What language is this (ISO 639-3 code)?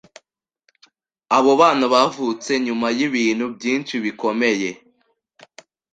kin